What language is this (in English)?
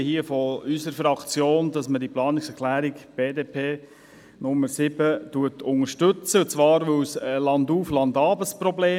Swiss German